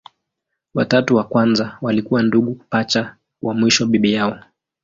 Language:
Swahili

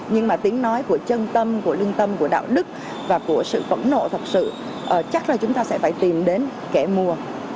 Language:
Vietnamese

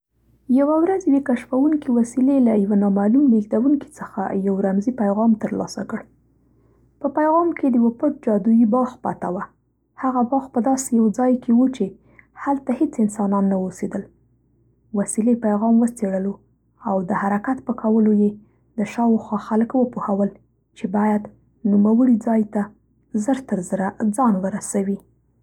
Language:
Central Pashto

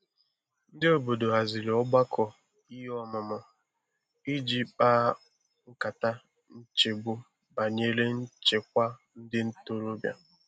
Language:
Igbo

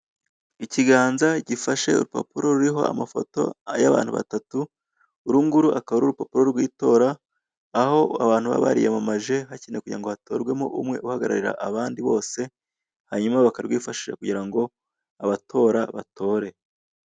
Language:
Kinyarwanda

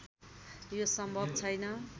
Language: Nepali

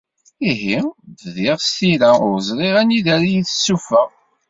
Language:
Kabyle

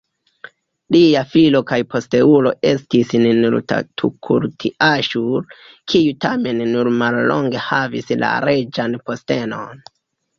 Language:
Esperanto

